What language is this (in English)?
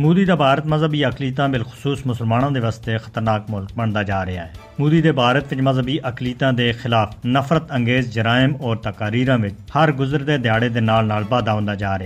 Urdu